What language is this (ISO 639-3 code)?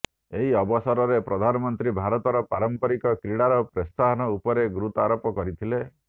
ori